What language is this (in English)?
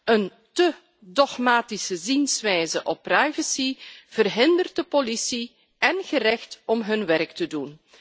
Dutch